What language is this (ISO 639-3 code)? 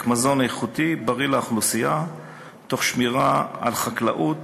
heb